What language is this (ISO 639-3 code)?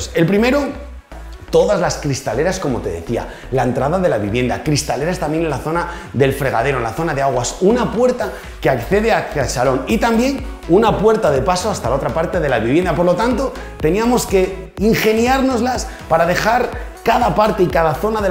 spa